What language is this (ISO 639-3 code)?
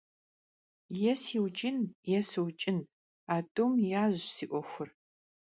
kbd